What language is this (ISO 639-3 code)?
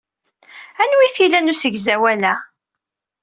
kab